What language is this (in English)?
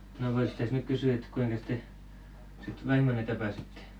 Finnish